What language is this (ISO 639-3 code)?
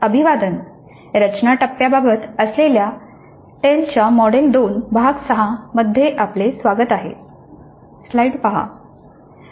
mar